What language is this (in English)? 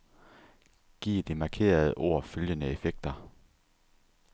Danish